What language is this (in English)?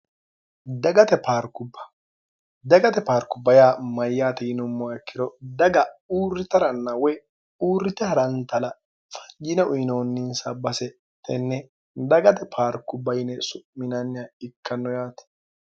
Sidamo